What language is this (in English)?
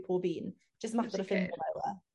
Welsh